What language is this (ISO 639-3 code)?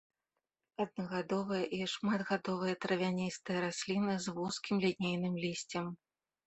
bel